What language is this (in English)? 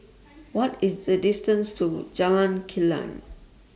English